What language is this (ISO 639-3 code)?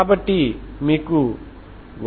tel